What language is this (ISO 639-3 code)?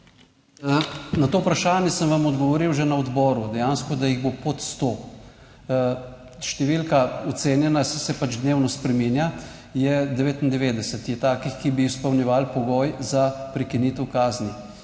slv